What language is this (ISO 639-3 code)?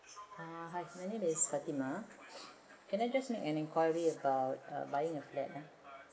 eng